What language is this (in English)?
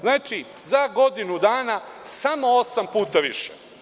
Serbian